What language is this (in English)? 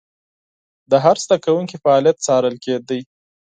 Pashto